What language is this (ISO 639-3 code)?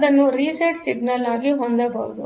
kan